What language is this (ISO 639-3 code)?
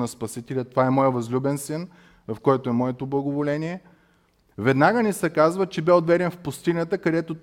bul